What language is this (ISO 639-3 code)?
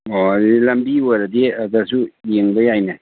mni